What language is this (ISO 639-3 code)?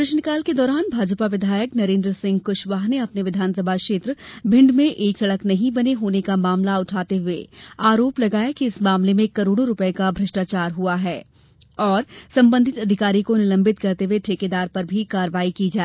hin